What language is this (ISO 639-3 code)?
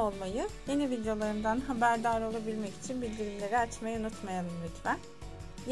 tur